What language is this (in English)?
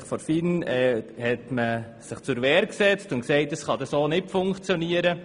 Swiss German